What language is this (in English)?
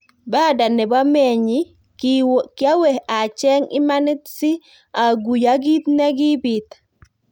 Kalenjin